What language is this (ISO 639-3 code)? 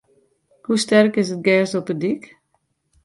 fry